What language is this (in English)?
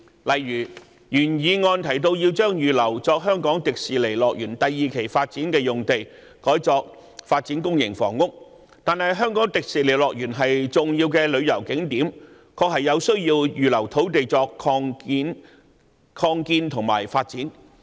Cantonese